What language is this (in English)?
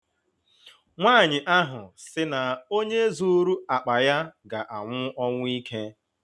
Igbo